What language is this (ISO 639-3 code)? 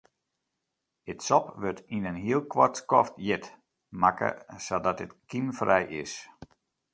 fry